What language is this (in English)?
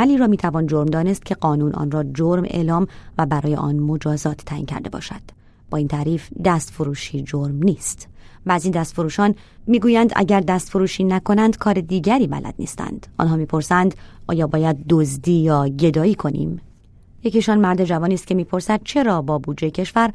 Persian